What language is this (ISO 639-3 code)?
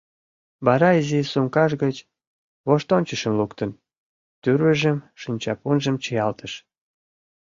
chm